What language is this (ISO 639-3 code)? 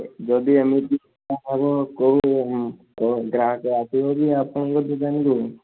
ori